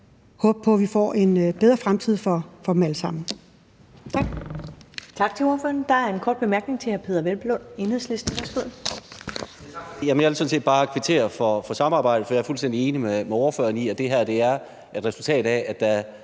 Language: Danish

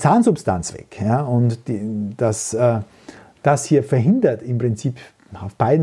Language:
German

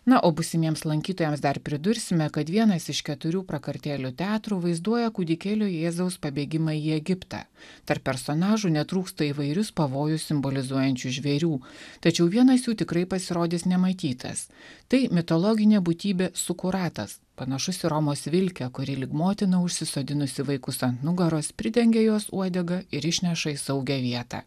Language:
Lithuanian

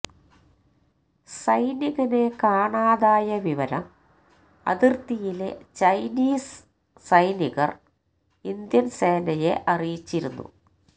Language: Malayalam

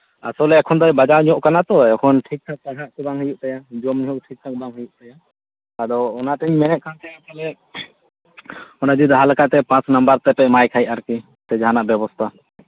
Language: Santali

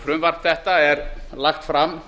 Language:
Icelandic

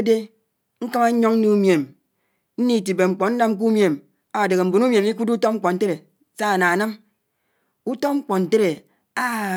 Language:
Anaang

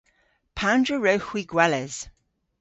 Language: Cornish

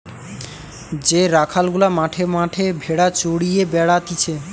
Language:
Bangla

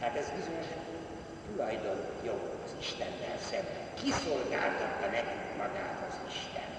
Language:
Hungarian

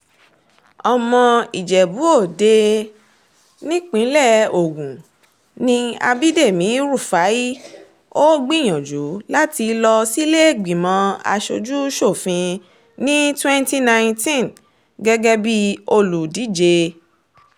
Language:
Yoruba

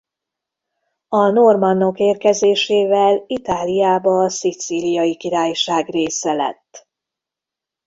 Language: Hungarian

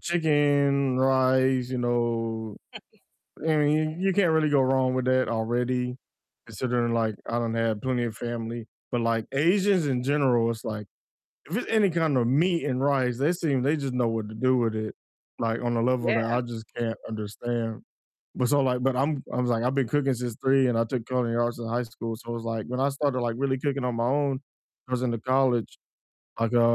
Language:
English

